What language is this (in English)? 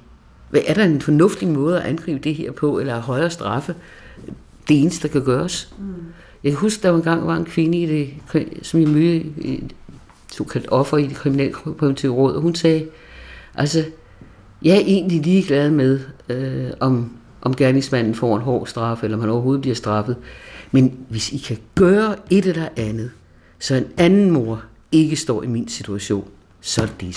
Danish